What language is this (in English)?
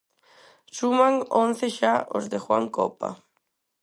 Galician